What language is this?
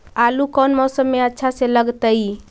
Magahi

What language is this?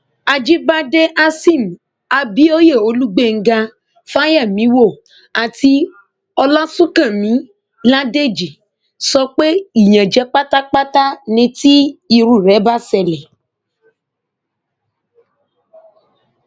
Yoruba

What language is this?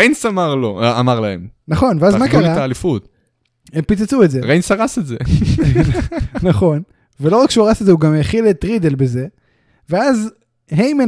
Hebrew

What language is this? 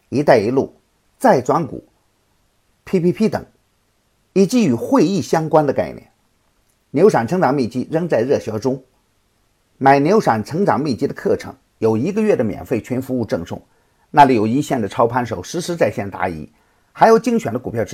Chinese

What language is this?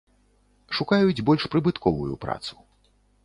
Belarusian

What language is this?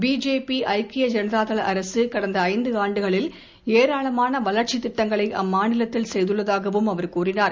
Tamil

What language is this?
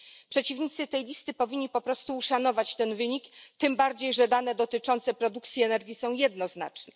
Polish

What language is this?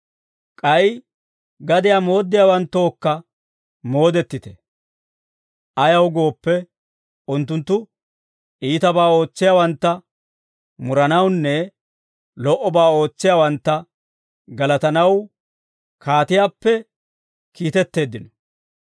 Dawro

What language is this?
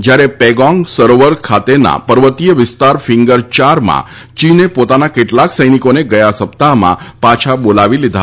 Gujarati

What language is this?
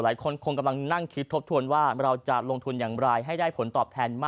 Thai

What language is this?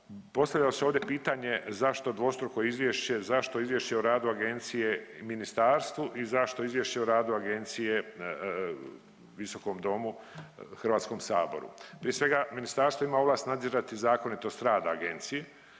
Croatian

